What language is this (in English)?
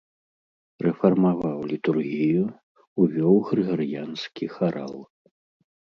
Belarusian